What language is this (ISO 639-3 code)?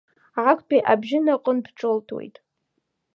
abk